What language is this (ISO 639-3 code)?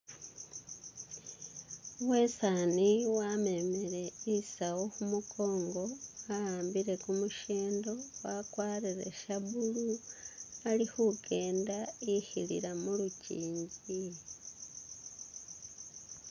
myx